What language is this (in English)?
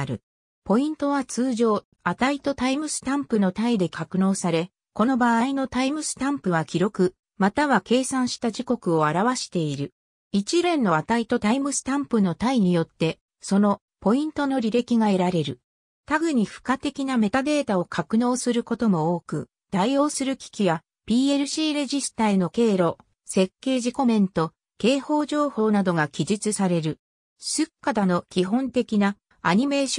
Japanese